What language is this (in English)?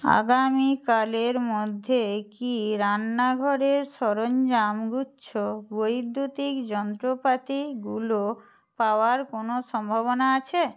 Bangla